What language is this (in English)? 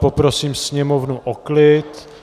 Czech